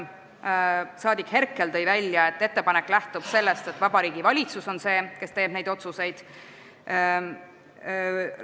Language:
Estonian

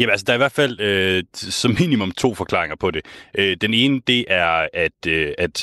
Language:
Danish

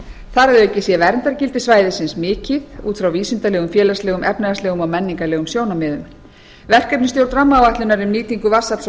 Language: Icelandic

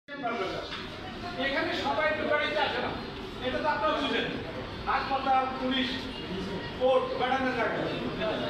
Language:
Bangla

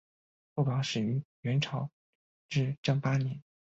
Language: Chinese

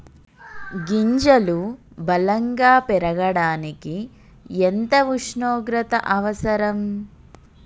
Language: Telugu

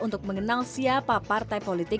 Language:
Indonesian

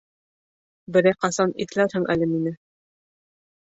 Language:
Bashkir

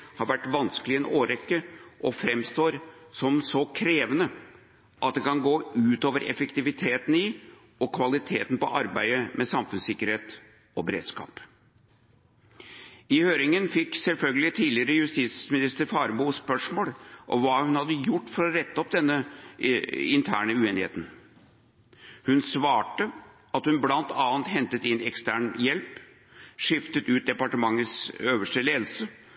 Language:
Norwegian Bokmål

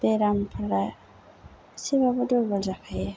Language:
Bodo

